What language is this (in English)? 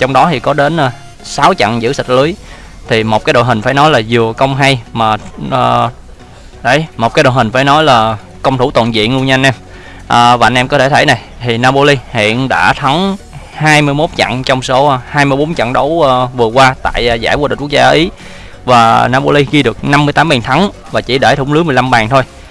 Vietnamese